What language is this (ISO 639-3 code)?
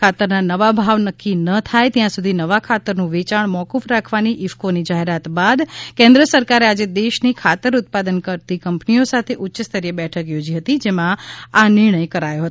guj